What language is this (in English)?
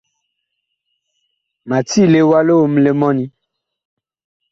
Bakoko